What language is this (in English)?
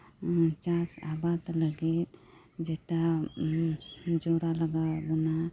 Santali